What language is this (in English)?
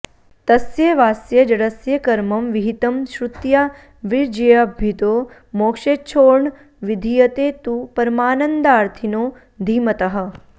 Sanskrit